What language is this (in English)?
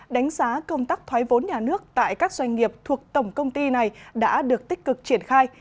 Vietnamese